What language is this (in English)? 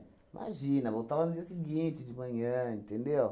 Portuguese